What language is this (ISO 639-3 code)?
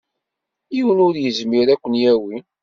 kab